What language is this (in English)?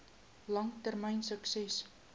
Afrikaans